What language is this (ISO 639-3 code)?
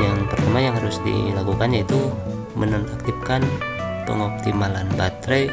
ind